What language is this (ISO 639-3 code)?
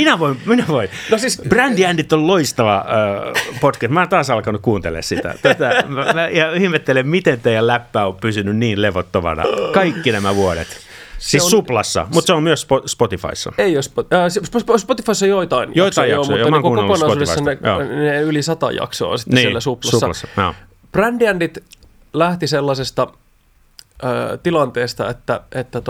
fin